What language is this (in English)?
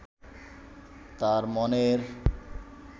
Bangla